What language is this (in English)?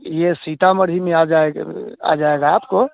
Hindi